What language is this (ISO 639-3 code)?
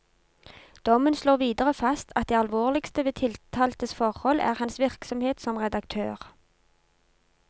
nor